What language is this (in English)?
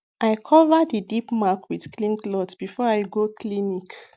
Nigerian Pidgin